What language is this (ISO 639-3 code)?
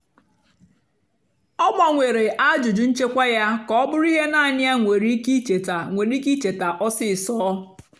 ibo